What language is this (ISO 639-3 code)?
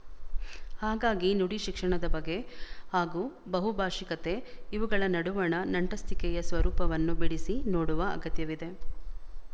kan